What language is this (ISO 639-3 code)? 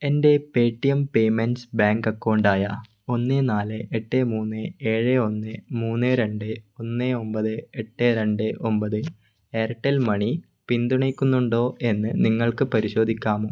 mal